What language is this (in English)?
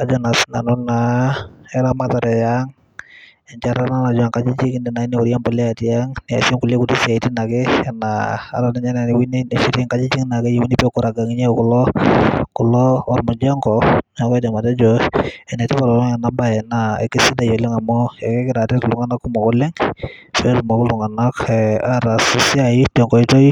Masai